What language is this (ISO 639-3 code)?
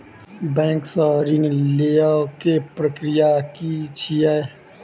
mai